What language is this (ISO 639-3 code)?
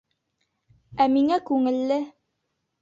bak